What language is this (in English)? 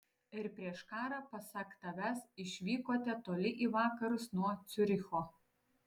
Lithuanian